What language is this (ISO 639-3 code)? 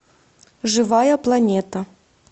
rus